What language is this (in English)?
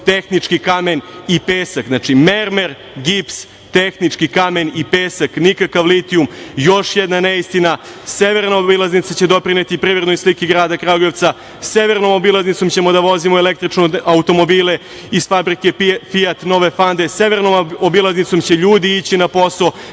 Serbian